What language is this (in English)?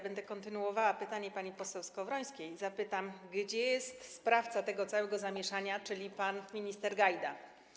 Polish